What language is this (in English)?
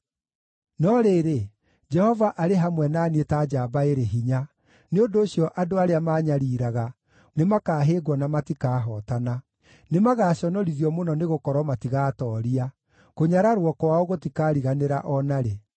Kikuyu